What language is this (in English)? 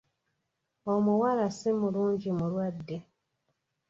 Ganda